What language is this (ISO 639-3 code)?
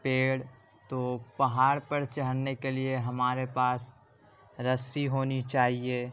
urd